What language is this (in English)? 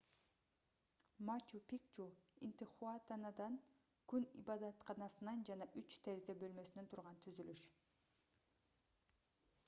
Kyrgyz